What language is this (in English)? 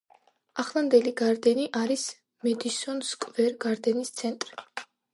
Georgian